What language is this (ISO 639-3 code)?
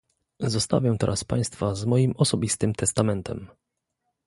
pol